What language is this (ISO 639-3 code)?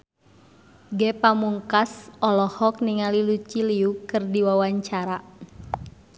sun